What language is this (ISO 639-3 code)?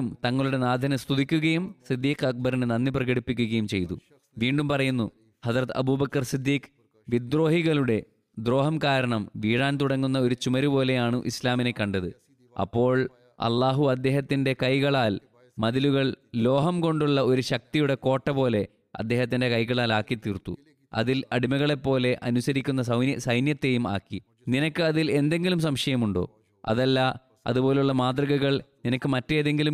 mal